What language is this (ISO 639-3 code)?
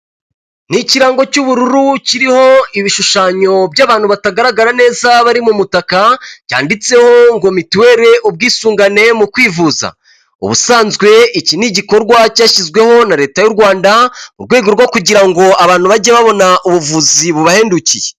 kin